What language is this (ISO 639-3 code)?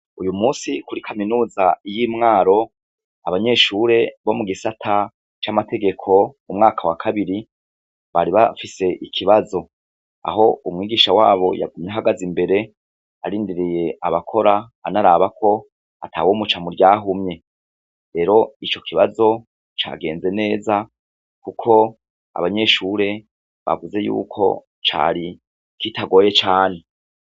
run